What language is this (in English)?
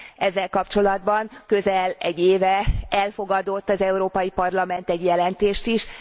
Hungarian